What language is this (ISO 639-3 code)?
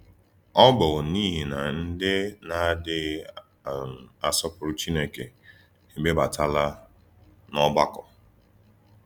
ibo